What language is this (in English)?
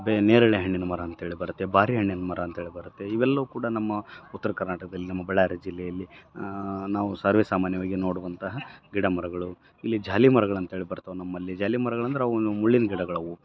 Kannada